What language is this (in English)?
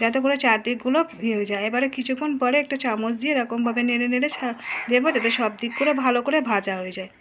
Bangla